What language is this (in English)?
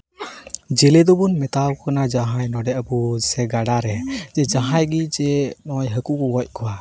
Santali